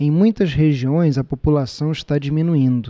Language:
Portuguese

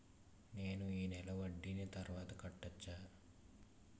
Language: Telugu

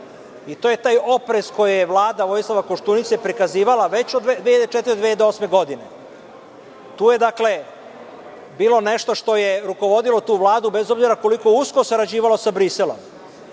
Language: Serbian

